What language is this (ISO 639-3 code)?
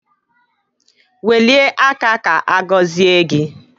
ibo